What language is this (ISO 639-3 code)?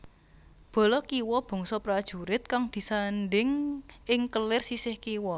jav